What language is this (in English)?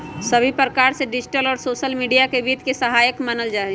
Magahi